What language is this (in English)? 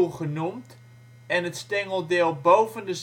Dutch